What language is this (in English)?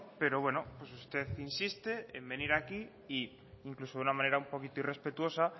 Spanish